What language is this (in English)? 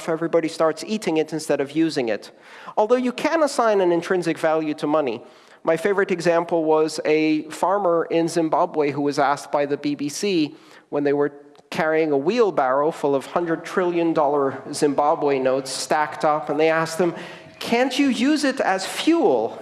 English